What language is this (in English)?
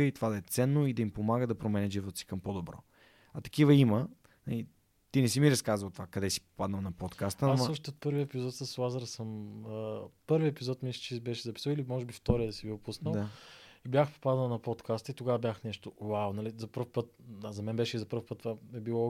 Bulgarian